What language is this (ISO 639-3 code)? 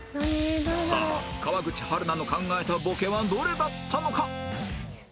jpn